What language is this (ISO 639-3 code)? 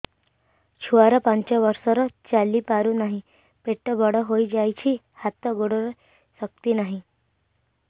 ori